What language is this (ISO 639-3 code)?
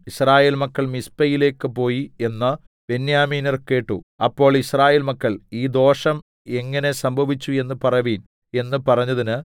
mal